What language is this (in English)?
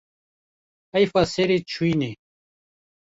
Kurdish